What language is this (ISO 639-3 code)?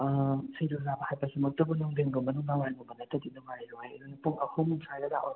mni